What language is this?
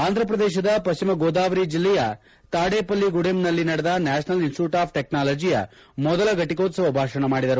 Kannada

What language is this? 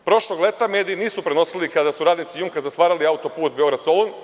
Serbian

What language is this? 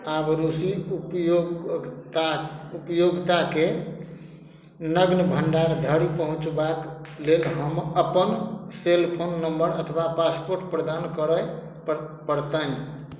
Maithili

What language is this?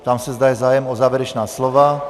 Czech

